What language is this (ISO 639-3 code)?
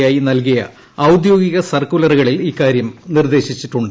mal